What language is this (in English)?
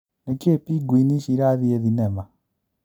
Kikuyu